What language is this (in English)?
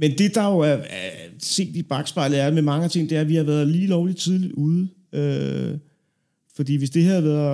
Danish